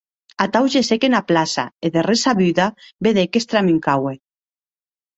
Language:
Occitan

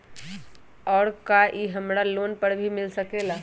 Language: Magahi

